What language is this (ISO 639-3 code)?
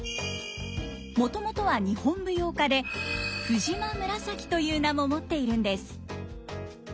jpn